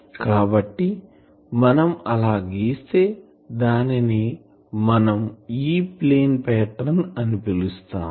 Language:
Telugu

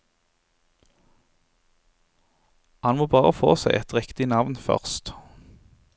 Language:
Norwegian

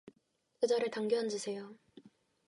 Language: Korean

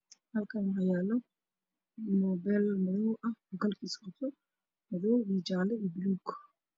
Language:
Somali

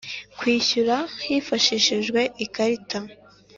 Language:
Kinyarwanda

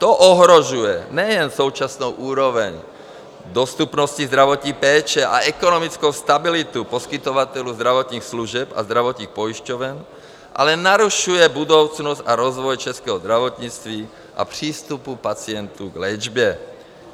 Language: Czech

